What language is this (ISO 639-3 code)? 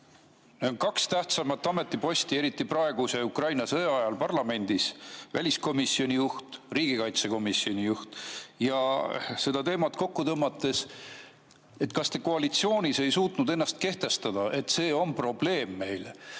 est